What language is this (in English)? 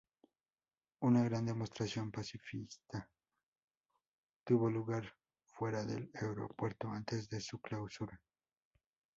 Spanish